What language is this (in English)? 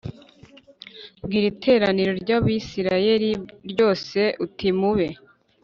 Kinyarwanda